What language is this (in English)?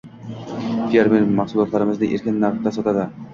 Uzbek